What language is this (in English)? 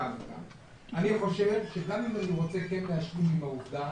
Hebrew